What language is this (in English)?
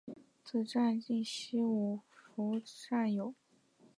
Chinese